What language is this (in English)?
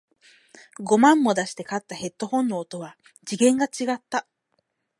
Japanese